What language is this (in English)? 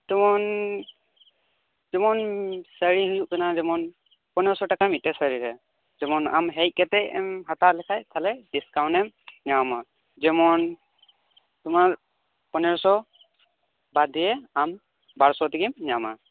Santali